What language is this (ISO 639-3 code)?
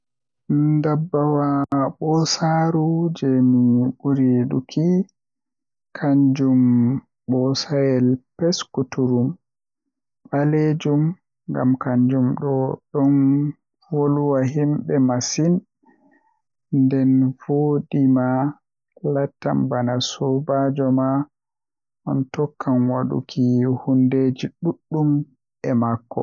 fuh